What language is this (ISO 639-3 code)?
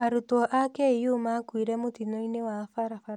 kik